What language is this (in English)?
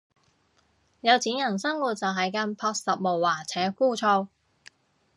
Cantonese